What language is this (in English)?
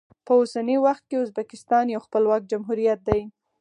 Pashto